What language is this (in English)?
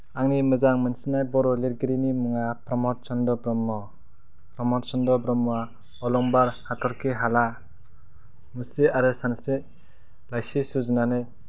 Bodo